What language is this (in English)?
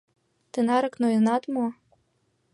Mari